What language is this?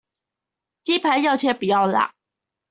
Chinese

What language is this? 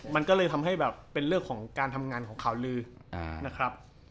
Thai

